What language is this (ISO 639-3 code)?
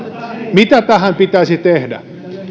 fin